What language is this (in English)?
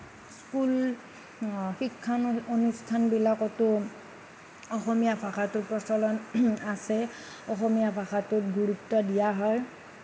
Assamese